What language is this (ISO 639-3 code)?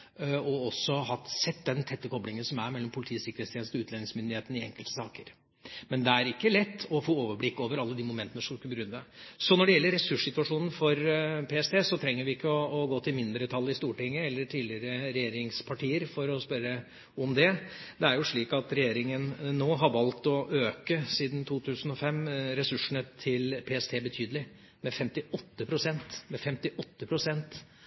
nob